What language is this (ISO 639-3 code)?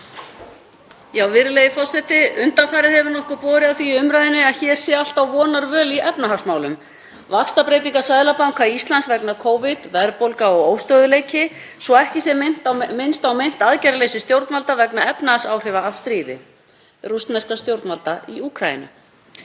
isl